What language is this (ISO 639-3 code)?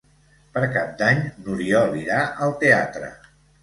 cat